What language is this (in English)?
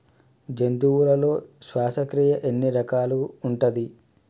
Telugu